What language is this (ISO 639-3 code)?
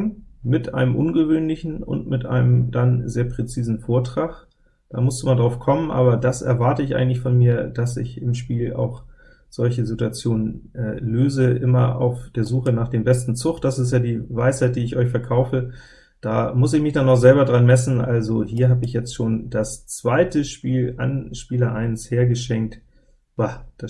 deu